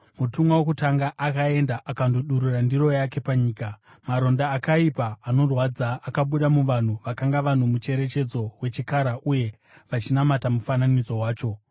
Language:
Shona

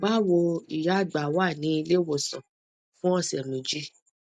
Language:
Yoruba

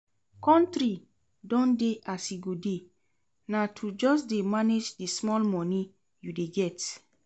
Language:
Nigerian Pidgin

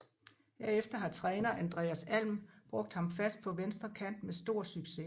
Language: Danish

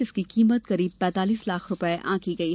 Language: Hindi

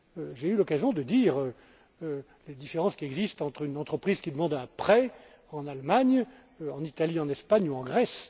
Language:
French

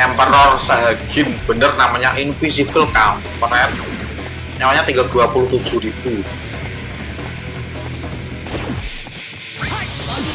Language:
Indonesian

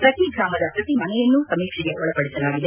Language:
Kannada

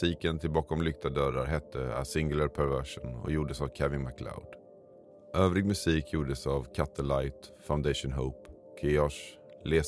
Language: Swedish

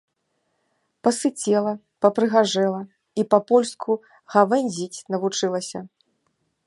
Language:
Belarusian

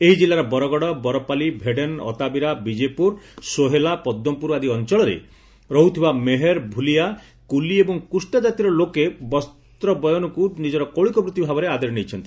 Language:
Odia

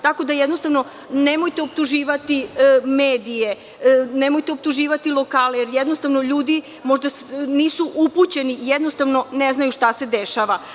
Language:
Serbian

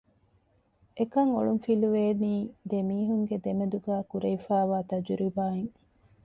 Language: Divehi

